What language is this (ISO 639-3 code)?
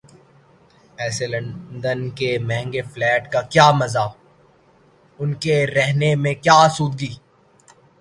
urd